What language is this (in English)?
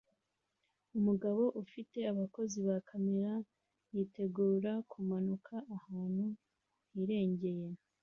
Kinyarwanda